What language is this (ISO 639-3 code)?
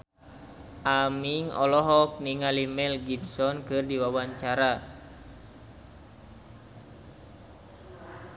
sun